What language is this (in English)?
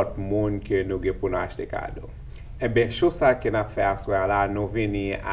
French